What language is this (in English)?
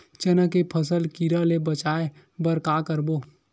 Chhattisgarhi